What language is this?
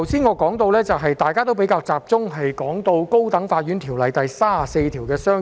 Cantonese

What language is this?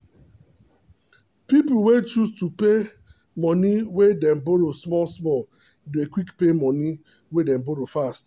Nigerian Pidgin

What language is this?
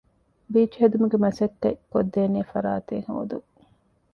Divehi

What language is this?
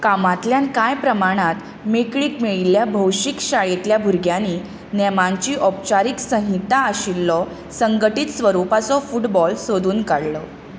Konkani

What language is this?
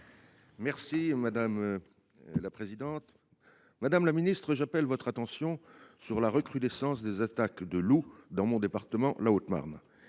French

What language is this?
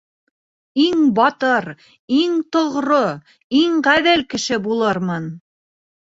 Bashkir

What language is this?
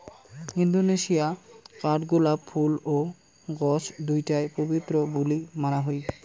Bangla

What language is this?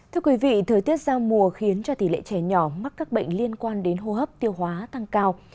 Vietnamese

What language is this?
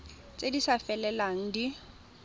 Tswana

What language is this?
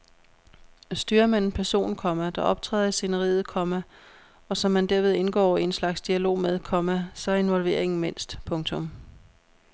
Danish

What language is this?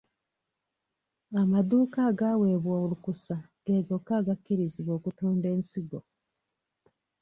Ganda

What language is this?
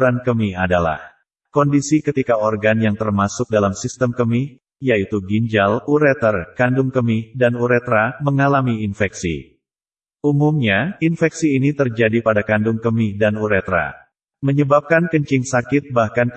Indonesian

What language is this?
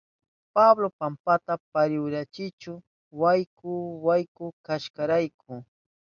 Southern Pastaza Quechua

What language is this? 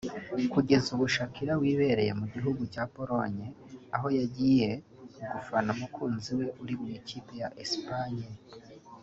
Kinyarwanda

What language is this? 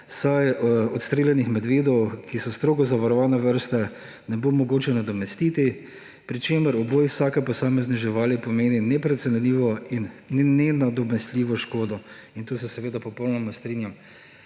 Slovenian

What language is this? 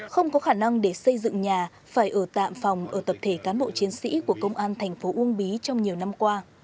Vietnamese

